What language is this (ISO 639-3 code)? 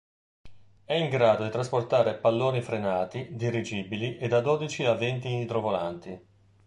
ita